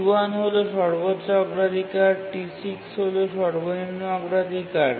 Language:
Bangla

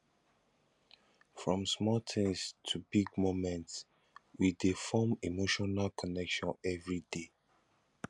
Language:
Nigerian Pidgin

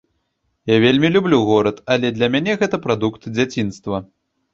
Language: Belarusian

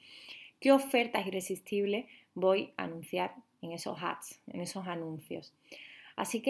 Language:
Spanish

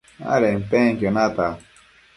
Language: Matsés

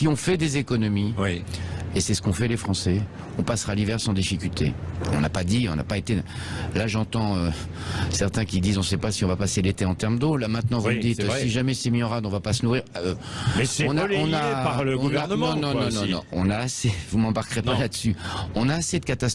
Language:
French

